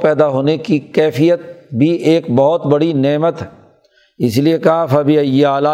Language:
Urdu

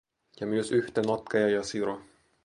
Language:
Finnish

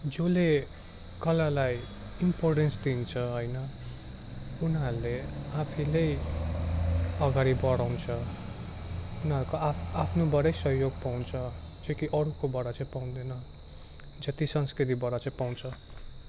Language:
Nepali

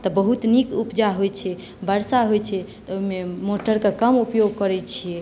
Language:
Maithili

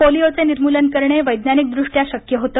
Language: Marathi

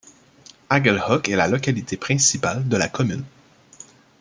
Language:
French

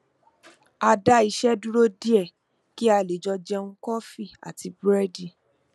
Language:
Yoruba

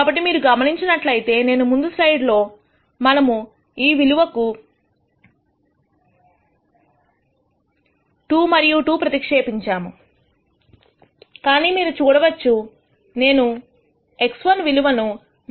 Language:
Telugu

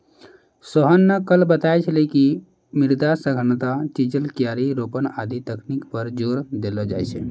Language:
Maithili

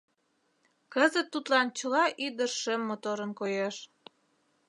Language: Mari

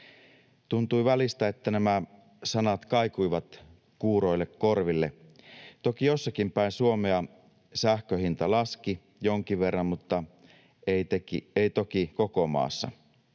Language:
Finnish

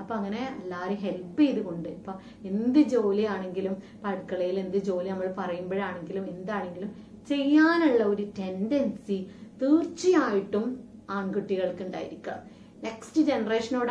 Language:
Korean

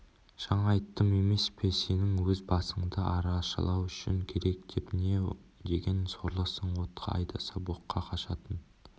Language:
Kazakh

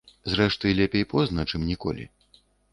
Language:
Belarusian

